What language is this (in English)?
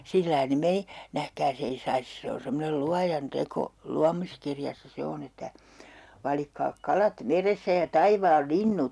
Finnish